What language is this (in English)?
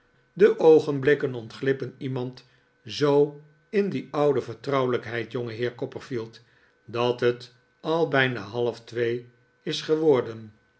Dutch